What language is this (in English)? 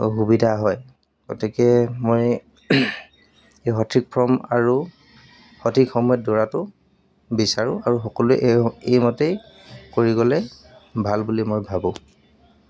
Assamese